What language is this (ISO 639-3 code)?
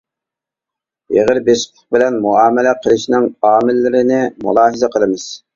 uig